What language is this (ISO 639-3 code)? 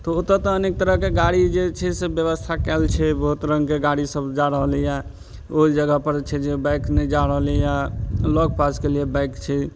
mai